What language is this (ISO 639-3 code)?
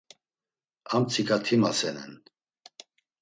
lzz